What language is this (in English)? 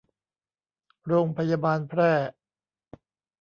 Thai